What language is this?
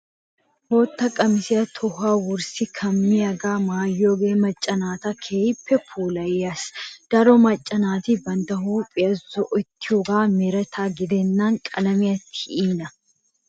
Wolaytta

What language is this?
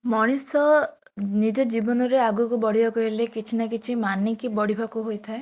Odia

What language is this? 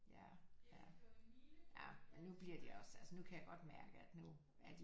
Danish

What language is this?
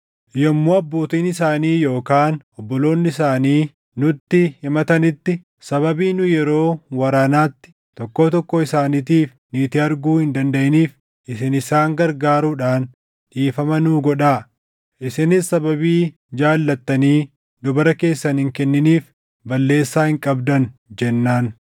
Oromo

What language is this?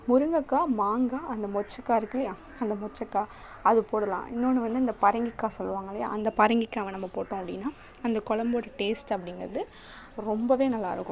Tamil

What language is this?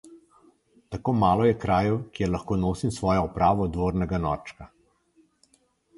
Slovenian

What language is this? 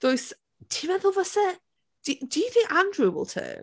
Welsh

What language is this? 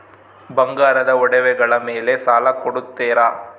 Kannada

